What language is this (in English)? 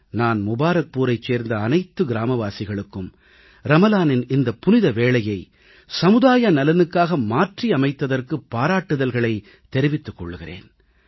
Tamil